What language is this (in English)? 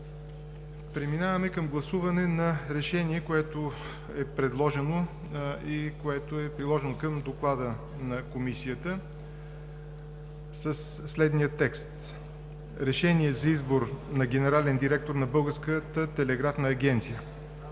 Bulgarian